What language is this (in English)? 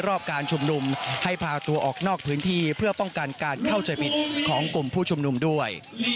Thai